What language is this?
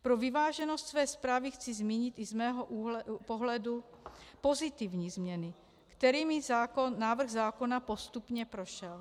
Czech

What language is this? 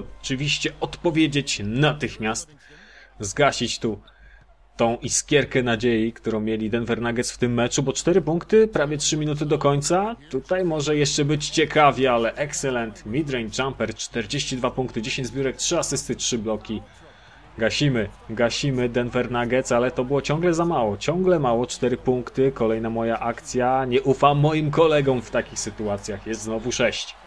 Polish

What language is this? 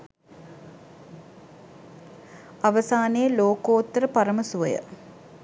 Sinhala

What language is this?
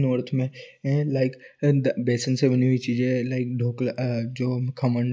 Hindi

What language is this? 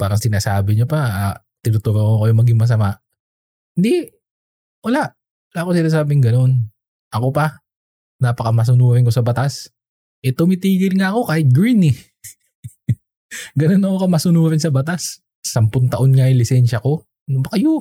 Filipino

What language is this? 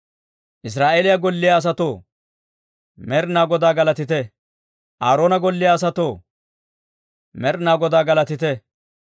Dawro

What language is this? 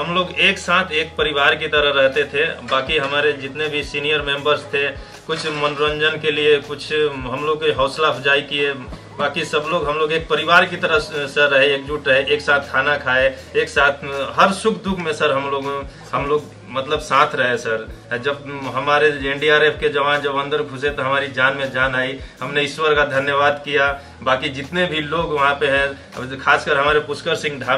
Hindi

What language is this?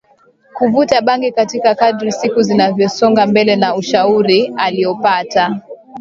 Swahili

